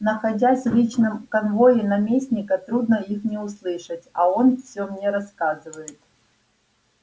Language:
Russian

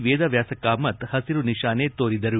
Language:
Kannada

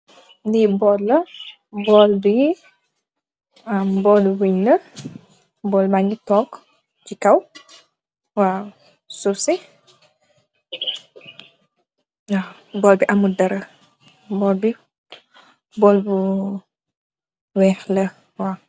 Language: Wolof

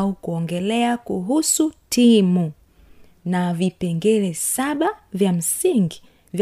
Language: Swahili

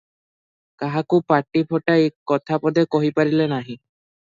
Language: Odia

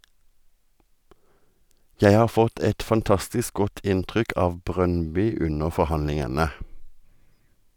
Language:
Norwegian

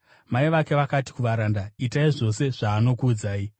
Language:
Shona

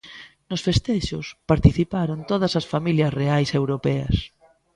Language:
Galician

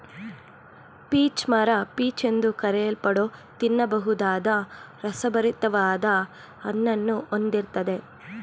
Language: Kannada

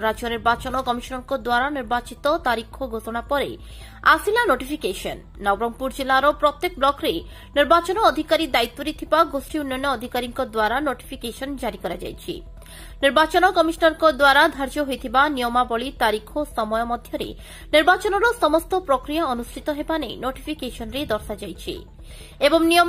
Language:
Romanian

